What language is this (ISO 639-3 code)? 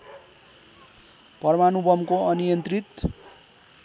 nep